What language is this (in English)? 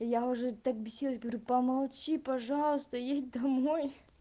Russian